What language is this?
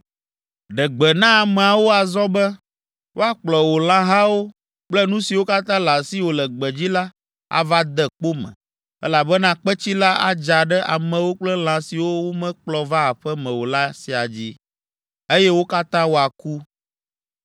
Ewe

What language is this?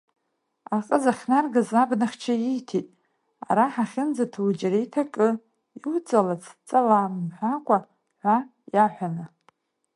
Abkhazian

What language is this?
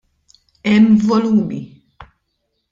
Maltese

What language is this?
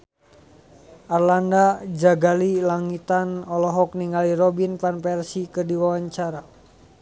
Sundanese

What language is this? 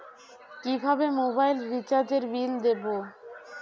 Bangla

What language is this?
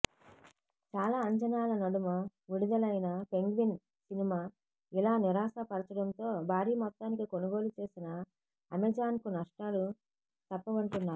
Telugu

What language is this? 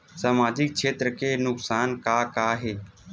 Chhattisgarhi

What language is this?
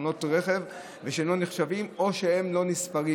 Hebrew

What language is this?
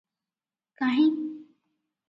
Odia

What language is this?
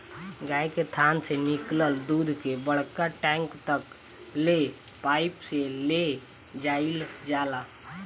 Bhojpuri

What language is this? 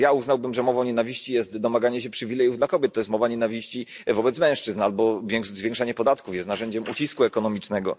Polish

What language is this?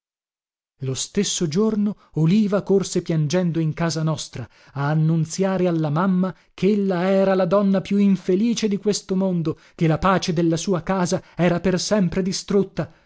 Italian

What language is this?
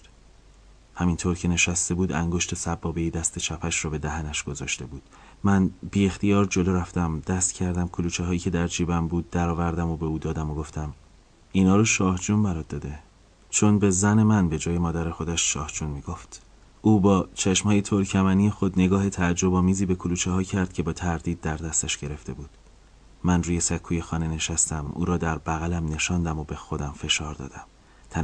Persian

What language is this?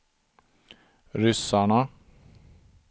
Swedish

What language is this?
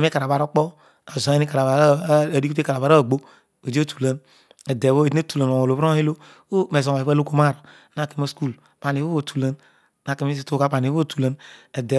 Odual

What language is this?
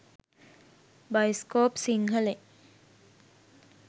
Sinhala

